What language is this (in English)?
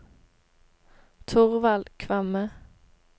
Norwegian